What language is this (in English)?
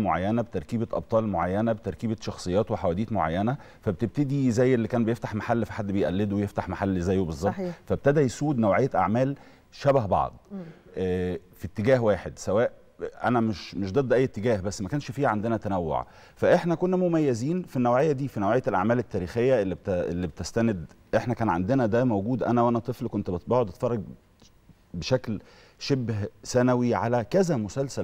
Arabic